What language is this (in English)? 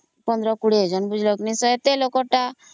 Odia